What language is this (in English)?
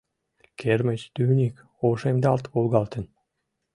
Mari